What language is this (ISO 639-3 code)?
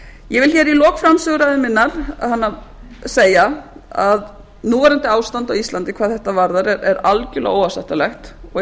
isl